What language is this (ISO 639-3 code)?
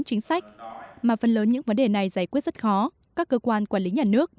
vie